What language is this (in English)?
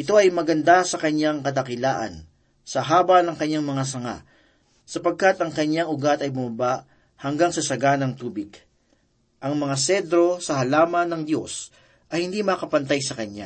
Filipino